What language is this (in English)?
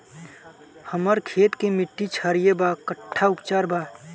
Bhojpuri